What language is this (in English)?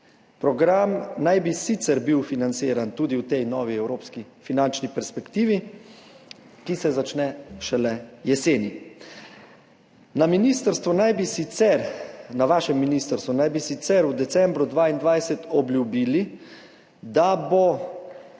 Slovenian